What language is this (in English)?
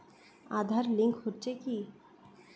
Bangla